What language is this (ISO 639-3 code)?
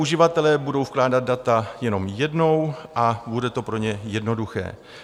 ces